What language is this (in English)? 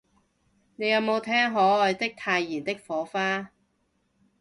Cantonese